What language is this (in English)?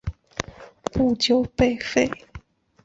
Chinese